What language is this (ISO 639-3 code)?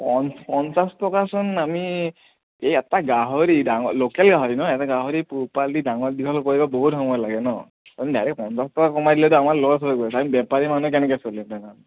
asm